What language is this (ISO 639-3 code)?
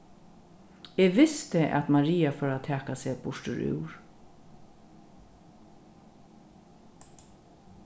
fao